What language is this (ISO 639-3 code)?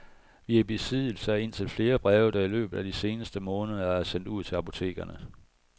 dan